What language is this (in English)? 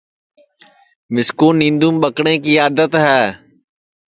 Sansi